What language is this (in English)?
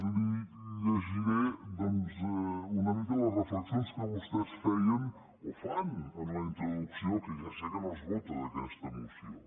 Catalan